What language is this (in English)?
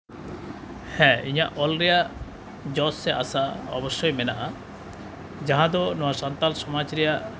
Santali